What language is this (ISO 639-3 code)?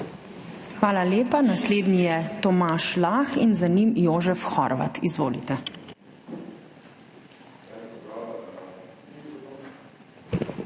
slv